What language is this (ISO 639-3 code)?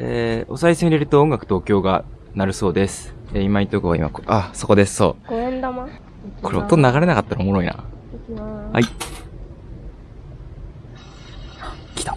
jpn